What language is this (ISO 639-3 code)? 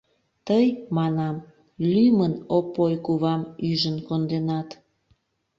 chm